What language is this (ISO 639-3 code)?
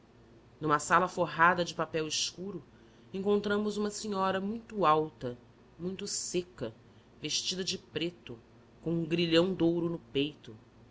por